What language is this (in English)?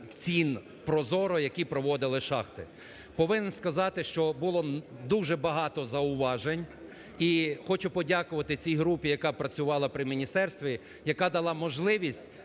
Ukrainian